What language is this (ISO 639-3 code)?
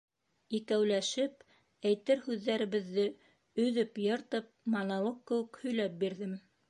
bak